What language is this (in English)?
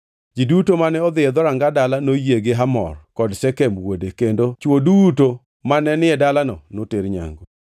Luo (Kenya and Tanzania)